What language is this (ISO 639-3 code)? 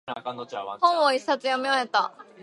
jpn